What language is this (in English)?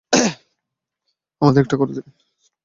Bangla